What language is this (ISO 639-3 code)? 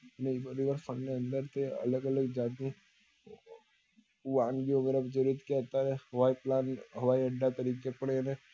guj